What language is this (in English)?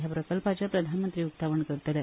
Konkani